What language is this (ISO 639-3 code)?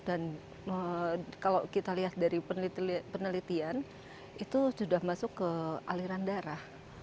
ind